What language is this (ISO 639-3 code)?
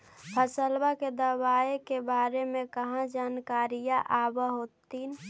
mag